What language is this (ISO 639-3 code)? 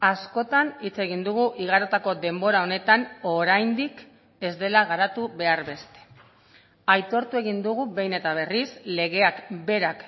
eus